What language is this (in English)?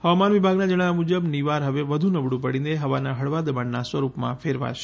Gujarati